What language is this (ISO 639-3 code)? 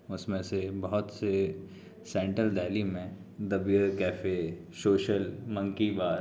urd